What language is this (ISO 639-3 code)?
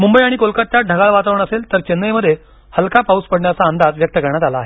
mar